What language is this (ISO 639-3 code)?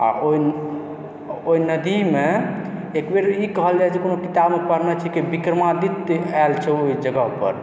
mai